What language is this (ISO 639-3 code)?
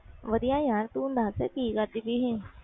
pan